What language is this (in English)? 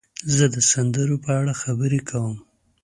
Pashto